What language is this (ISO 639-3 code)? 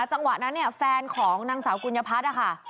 tha